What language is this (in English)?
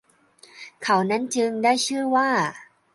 Thai